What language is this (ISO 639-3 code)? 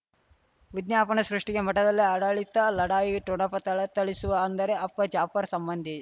kan